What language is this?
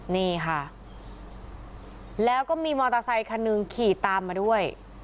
Thai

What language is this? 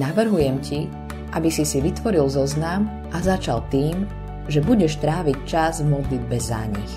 Slovak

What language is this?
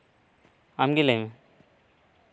Santali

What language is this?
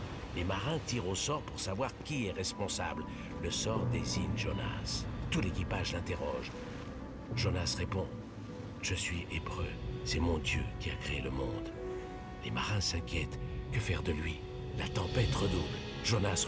French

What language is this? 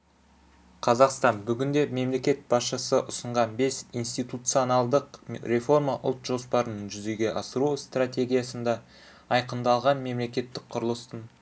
Kazakh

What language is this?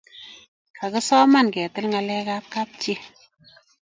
Kalenjin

